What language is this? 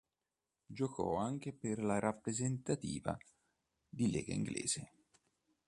Italian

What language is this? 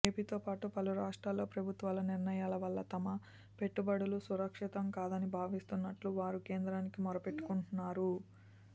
Telugu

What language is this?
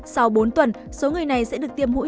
Vietnamese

